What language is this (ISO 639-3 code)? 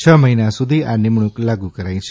guj